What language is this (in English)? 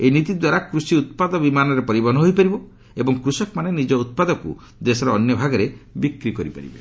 Odia